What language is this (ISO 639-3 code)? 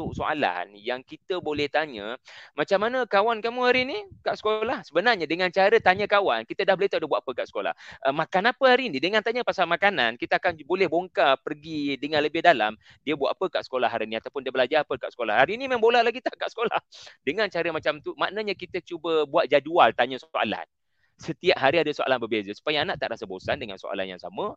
msa